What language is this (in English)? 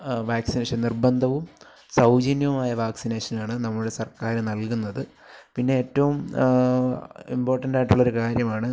Malayalam